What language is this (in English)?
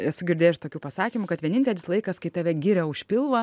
Lithuanian